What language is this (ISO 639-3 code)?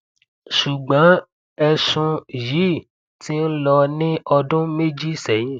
yor